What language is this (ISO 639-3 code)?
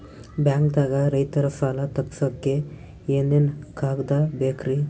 kan